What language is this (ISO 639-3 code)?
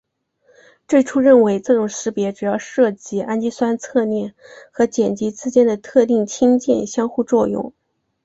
zho